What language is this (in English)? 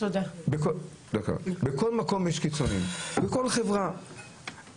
Hebrew